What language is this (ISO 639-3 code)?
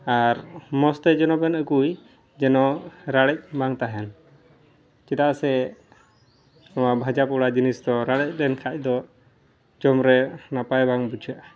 sat